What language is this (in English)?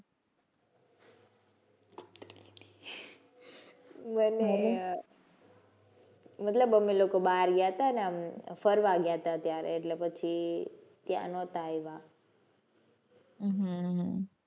Gujarati